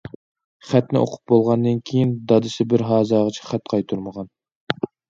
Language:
Uyghur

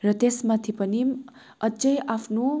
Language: Nepali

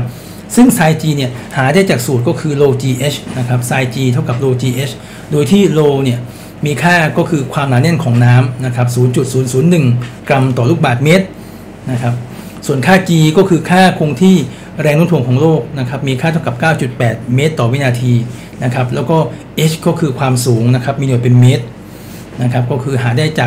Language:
Thai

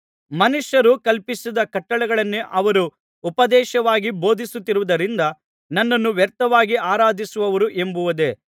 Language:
Kannada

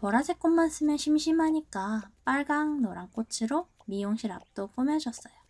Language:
Korean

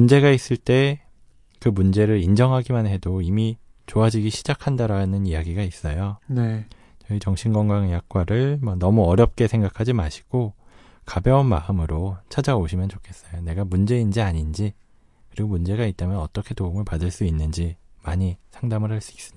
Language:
Korean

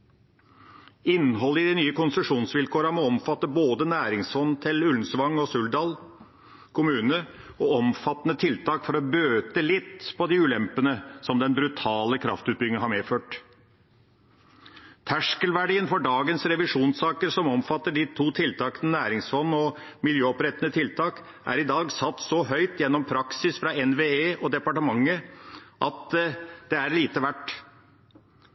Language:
Norwegian Bokmål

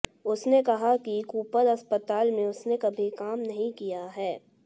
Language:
Hindi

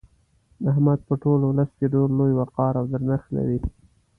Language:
Pashto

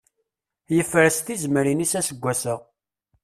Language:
Kabyle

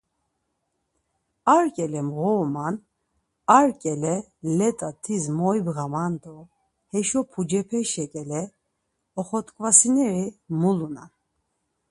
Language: Laz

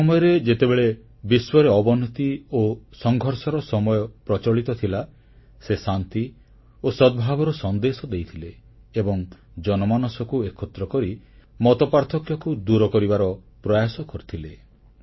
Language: Odia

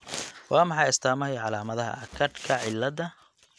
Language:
Somali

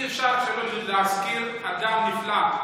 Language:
Hebrew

